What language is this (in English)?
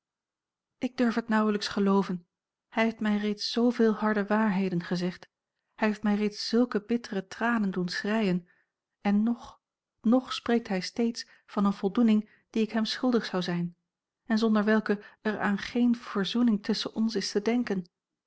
Dutch